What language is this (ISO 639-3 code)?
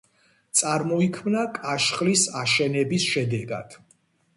kat